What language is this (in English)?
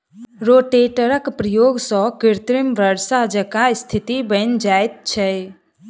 Maithili